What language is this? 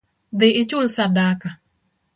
Luo (Kenya and Tanzania)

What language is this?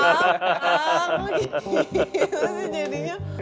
Indonesian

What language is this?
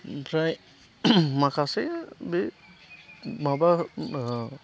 Bodo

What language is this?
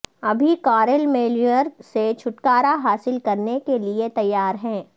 Urdu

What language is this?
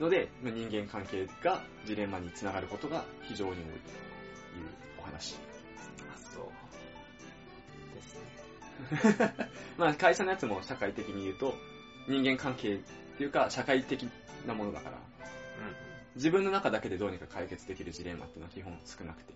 Japanese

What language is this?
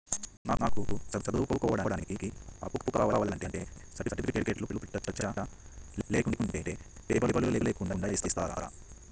Telugu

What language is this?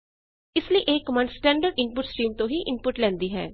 Punjabi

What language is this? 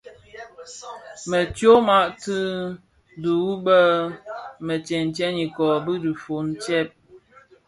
Bafia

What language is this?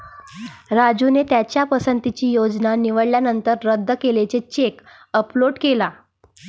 Marathi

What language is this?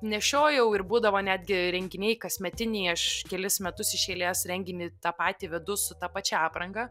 Lithuanian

